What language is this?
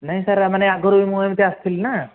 Odia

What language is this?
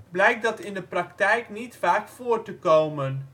Dutch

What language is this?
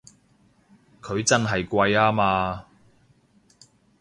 Cantonese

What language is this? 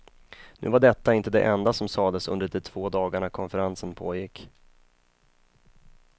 Swedish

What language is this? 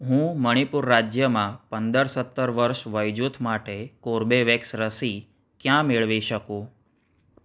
Gujarati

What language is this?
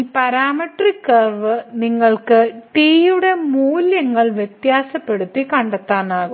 Malayalam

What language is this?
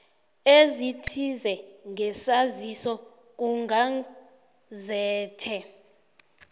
South Ndebele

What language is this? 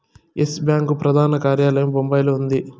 Telugu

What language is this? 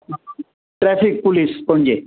Konkani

